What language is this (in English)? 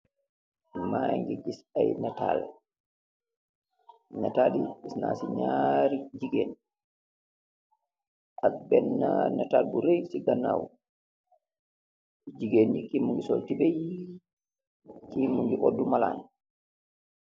Wolof